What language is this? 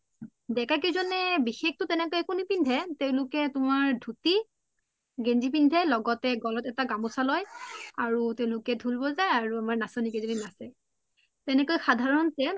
Assamese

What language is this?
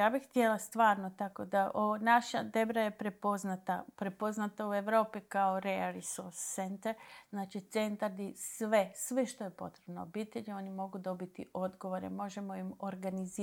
Croatian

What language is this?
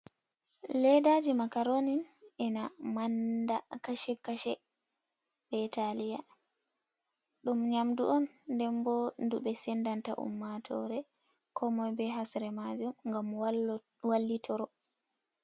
Fula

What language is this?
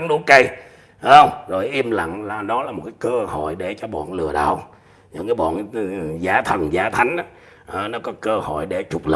Vietnamese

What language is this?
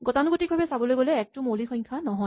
Assamese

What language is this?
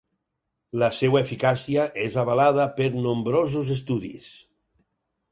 Catalan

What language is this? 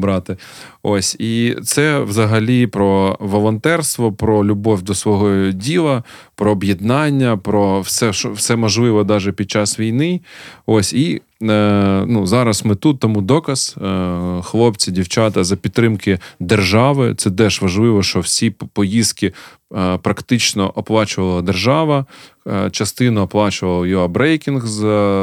Ukrainian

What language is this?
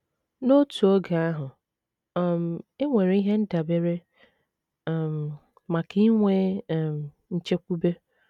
Igbo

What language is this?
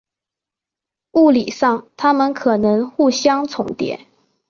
Chinese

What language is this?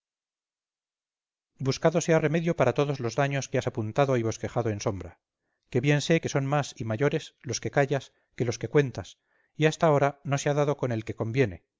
Spanish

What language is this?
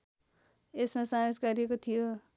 Nepali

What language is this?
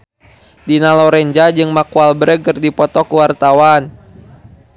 Sundanese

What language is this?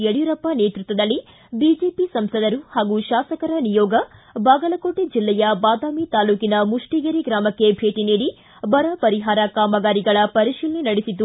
Kannada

